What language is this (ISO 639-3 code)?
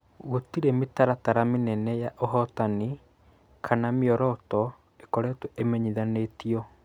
kik